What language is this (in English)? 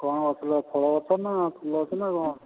Odia